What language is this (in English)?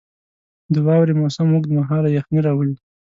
Pashto